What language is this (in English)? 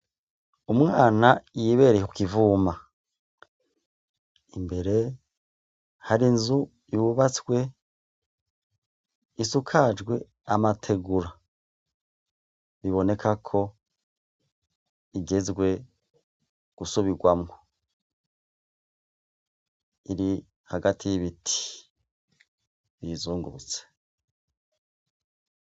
Rundi